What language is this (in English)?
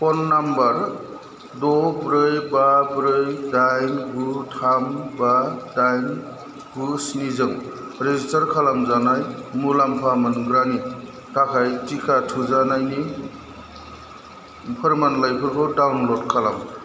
Bodo